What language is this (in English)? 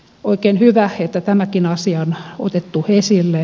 Finnish